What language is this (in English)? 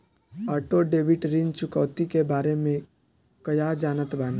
Bhojpuri